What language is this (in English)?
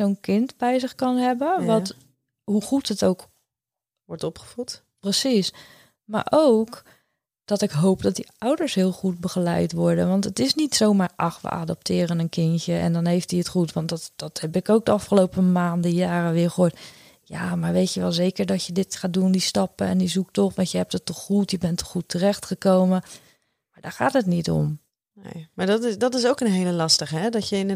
Dutch